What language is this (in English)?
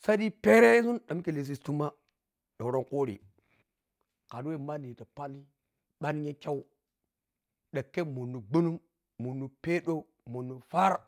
Piya-Kwonci